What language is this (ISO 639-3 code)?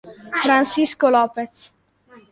ita